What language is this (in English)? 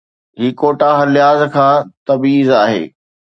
Sindhi